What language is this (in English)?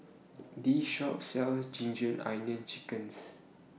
English